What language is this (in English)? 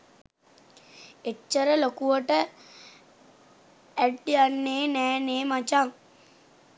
Sinhala